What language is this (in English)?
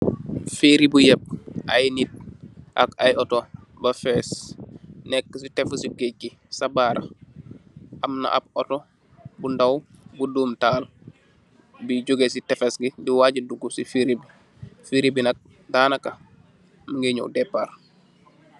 Wolof